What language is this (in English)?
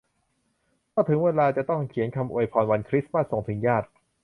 Thai